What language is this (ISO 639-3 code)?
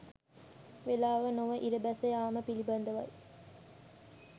sin